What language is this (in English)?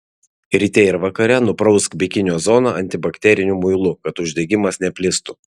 Lithuanian